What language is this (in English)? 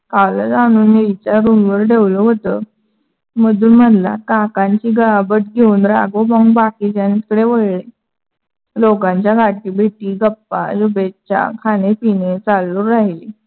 Marathi